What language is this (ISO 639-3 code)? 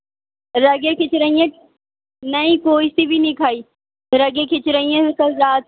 urd